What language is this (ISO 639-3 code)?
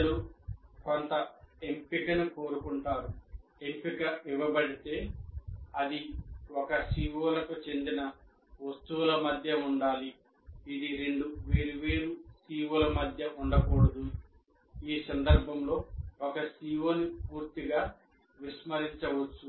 tel